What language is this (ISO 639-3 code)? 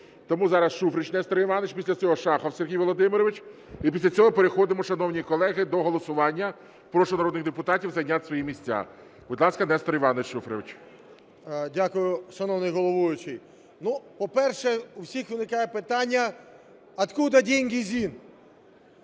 ukr